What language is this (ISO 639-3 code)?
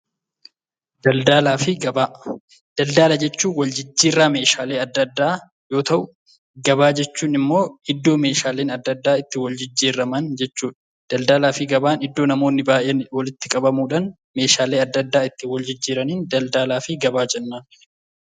orm